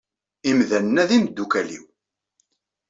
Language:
Kabyle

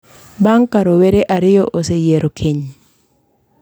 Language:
Luo (Kenya and Tanzania)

